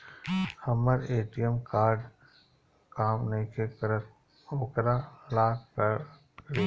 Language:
Bhojpuri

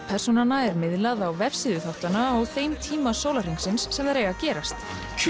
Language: Icelandic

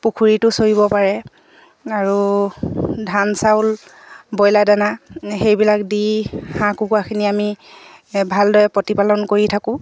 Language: Assamese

